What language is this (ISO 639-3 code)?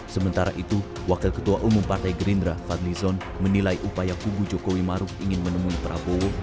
ind